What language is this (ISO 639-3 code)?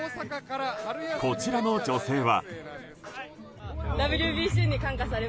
jpn